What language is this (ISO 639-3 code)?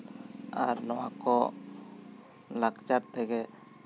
sat